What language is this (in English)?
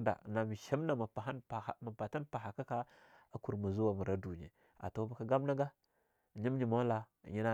Longuda